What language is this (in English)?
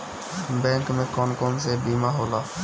Bhojpuri